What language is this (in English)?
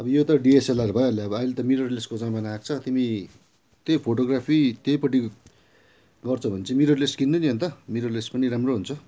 Nepali